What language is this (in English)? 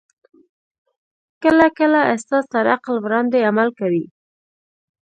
Pashto